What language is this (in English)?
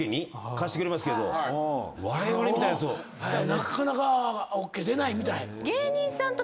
Japanese